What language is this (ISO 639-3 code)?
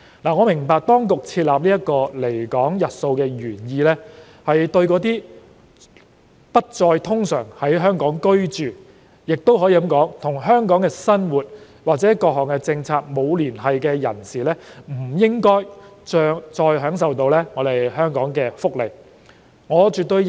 yue